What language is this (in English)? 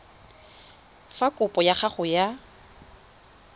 Tswana